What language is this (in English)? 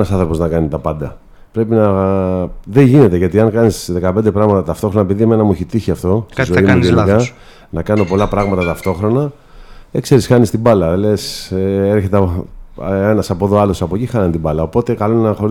Greek